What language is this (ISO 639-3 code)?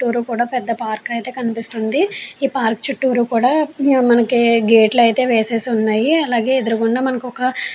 tel